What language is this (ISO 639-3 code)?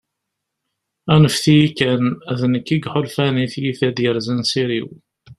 kab